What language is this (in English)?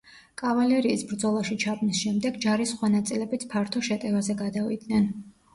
Georgian